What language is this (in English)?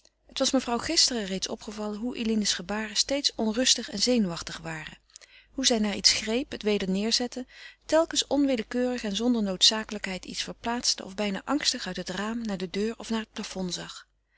Dutch